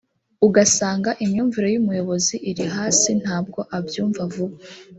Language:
Kinyarwanda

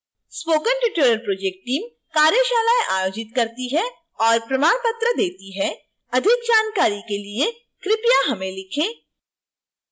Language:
Hindi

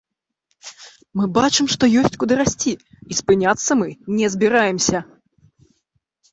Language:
Belarusian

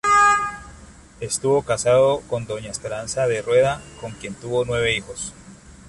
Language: Spanish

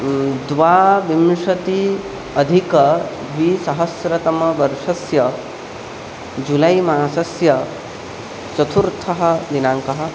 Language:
Sanskrit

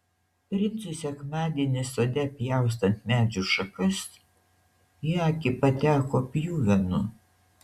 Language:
Lithuanian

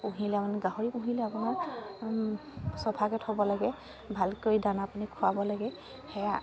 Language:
Assamese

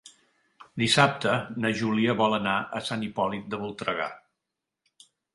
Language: Catalan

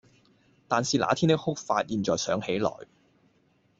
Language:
Cantonese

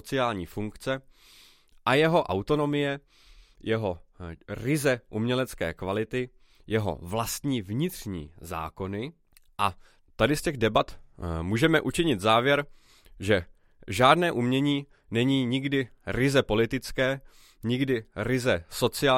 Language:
Czech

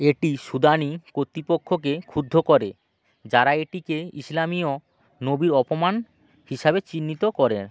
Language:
Bangla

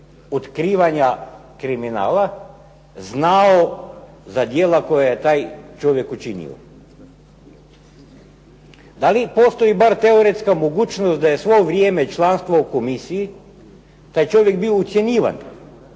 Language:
Croatian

